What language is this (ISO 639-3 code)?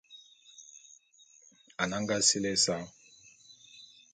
bum